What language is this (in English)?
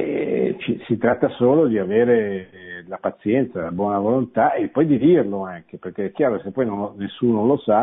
Italian